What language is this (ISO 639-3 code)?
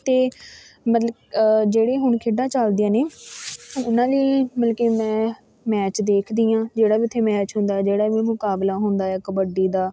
pan